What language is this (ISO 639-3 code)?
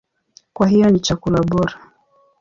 swa